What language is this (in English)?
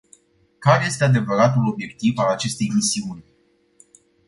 Romanian